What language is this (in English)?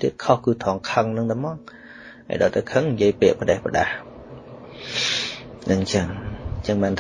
Vietnamese